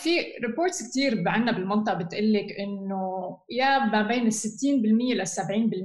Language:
Arabic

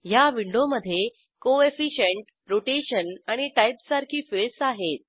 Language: Marathi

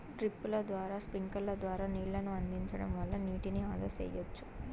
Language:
Telugu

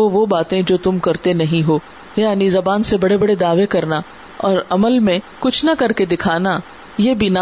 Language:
Urdu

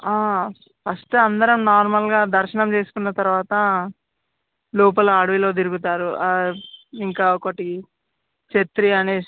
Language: Telugu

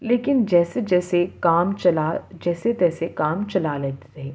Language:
Urdu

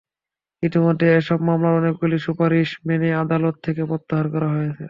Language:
Bangla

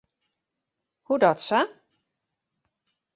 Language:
Western Frisian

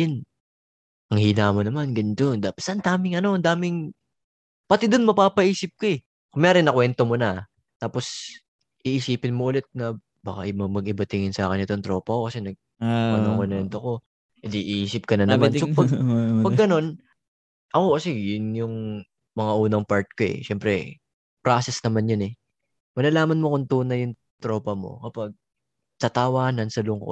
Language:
Filipino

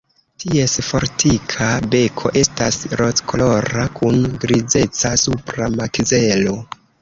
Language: Esperanto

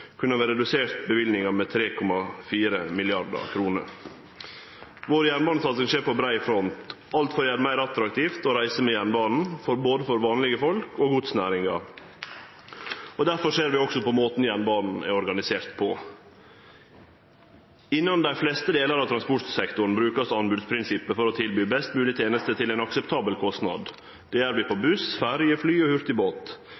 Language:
Norwegian Nynorsk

